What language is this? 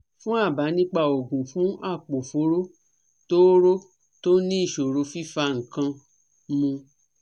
Yoruba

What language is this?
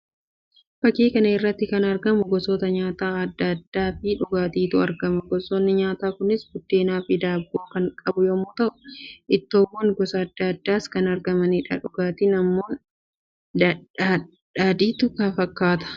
Oromo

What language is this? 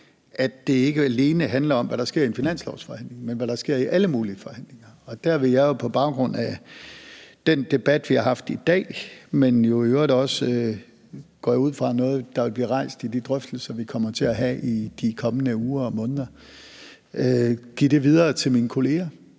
Danish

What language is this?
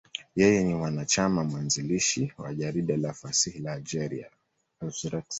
Swahili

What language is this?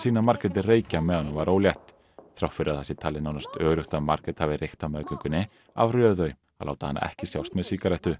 Icelandic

